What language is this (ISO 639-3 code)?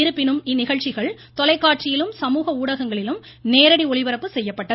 tam